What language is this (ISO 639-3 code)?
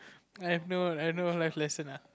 eng